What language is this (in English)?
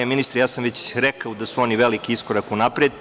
Serbian